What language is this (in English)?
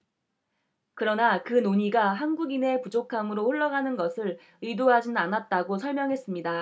Korean